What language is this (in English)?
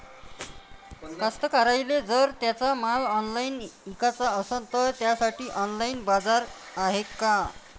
Marathi